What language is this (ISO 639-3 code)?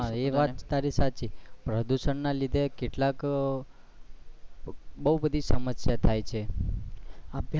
guj